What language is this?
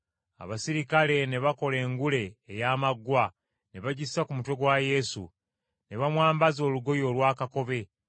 Ganda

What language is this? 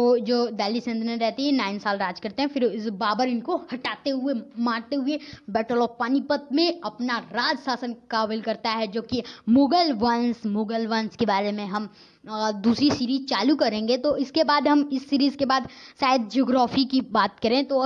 Hindi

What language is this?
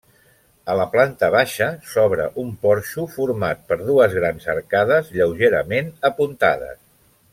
Catalan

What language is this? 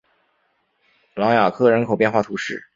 Chinese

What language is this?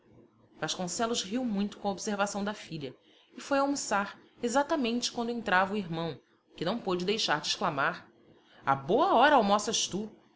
Portuguese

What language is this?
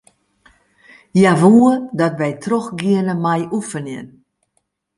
Western Frisian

